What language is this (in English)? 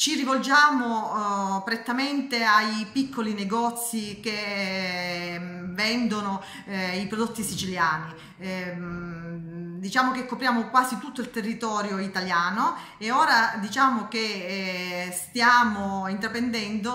Italian